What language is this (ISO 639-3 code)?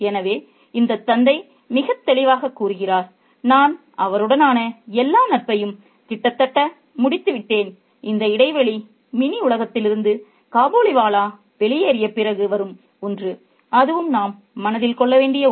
tam